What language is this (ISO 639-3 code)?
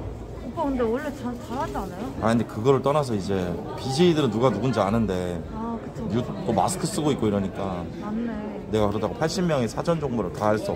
kor